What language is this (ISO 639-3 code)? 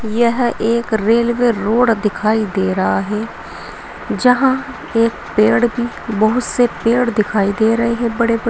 hin